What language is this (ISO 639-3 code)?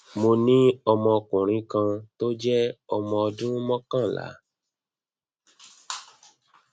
yor